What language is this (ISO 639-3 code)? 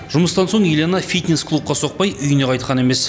kaz